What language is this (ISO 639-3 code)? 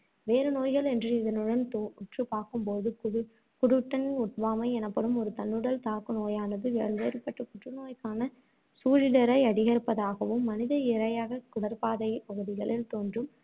tam